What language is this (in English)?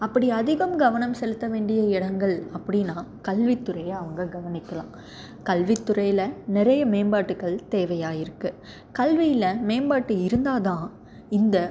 Tamil